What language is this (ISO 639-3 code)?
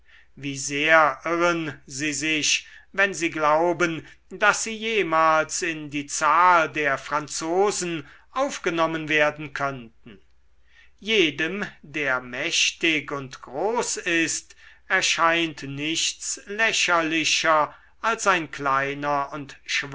deu